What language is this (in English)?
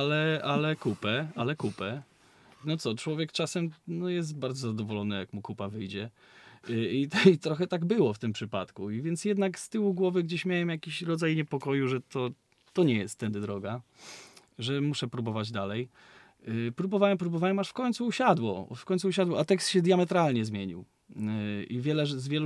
Polish